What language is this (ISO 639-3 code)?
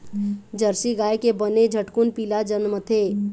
hne